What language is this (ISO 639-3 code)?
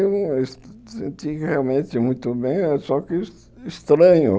por